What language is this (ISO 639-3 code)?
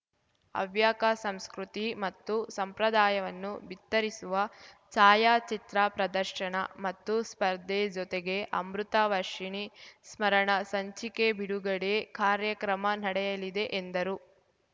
kan